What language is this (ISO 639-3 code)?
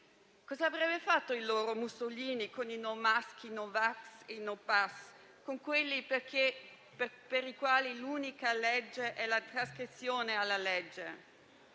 ita